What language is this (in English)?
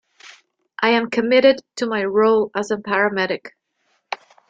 English